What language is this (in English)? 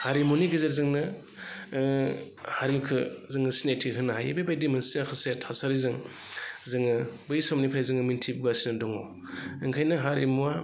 Bodo